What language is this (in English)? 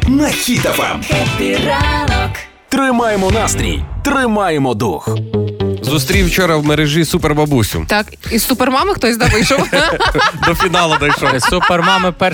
Ukrainian